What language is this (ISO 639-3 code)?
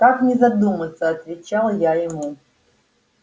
rus